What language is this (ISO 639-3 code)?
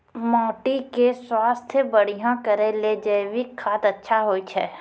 mai